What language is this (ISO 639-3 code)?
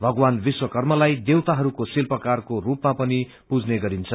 nep